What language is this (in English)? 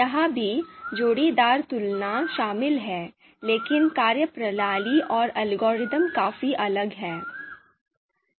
Hindi